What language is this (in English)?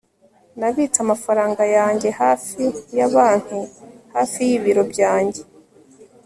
Kinyarwanda